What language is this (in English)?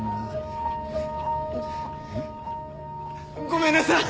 Japanese